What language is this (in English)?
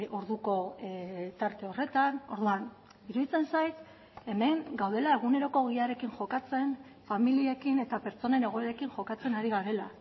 Basque